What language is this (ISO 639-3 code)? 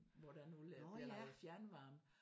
dan